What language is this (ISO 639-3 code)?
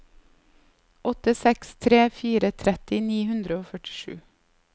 nor